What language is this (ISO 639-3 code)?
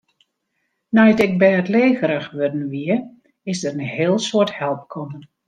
fry